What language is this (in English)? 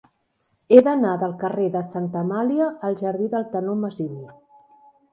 Catalan